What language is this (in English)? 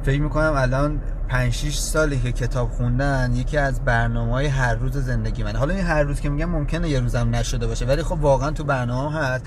Persian